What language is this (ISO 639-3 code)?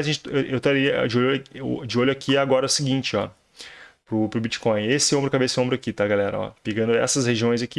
por